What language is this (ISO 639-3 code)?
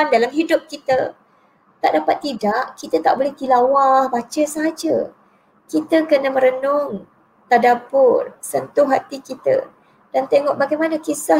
msa